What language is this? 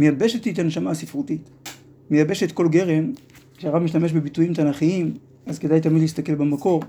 Hebrew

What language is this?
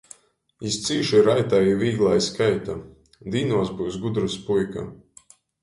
Latgalian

